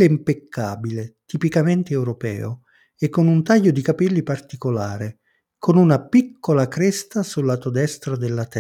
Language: Italian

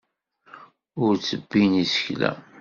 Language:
Kabyle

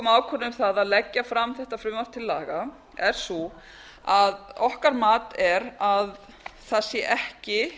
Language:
Icelandic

